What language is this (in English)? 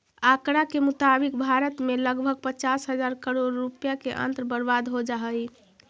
Magahi